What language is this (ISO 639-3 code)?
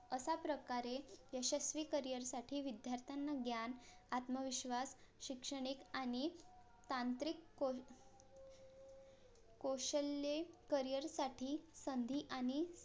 mar